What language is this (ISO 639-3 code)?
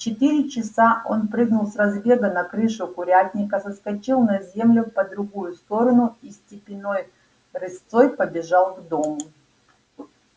rus